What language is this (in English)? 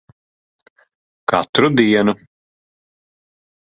Latvian